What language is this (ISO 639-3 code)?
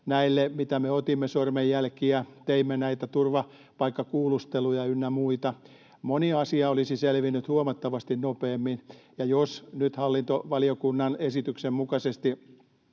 fin